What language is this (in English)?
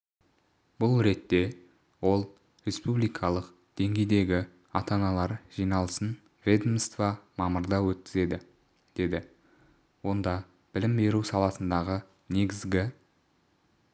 Kazakh